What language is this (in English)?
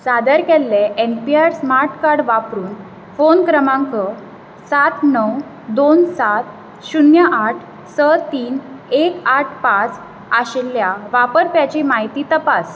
Konkani